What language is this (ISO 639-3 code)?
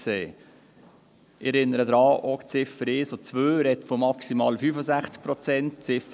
gsw